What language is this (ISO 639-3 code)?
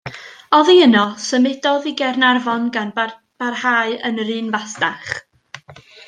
cym